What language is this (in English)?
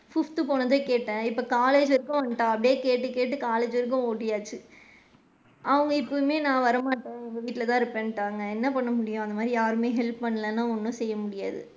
Tamil